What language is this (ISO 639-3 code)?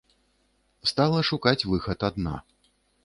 bel